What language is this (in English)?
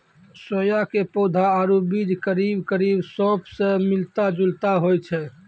Maithili